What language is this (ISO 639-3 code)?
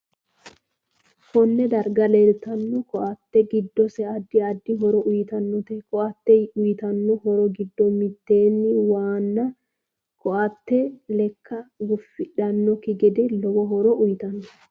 sid